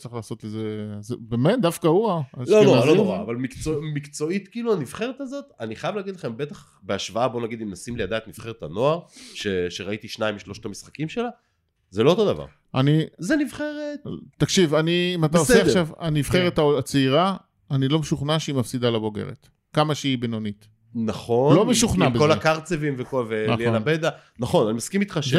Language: Hebrew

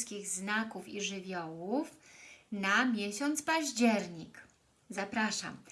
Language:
Polish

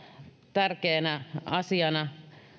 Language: Finnish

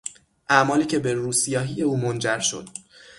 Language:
Persian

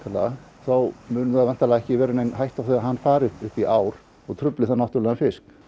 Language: Icelandic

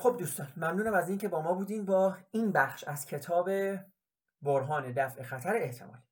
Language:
Persian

